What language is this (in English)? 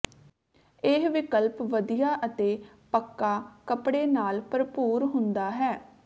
Punjabi